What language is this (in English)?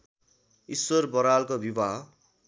Nepali